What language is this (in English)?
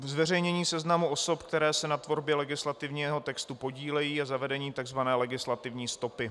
Czech